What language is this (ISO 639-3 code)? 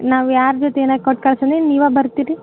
kan